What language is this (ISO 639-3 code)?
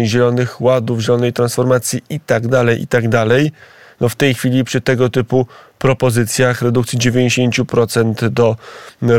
pol